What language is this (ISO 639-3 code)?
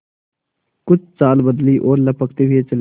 hin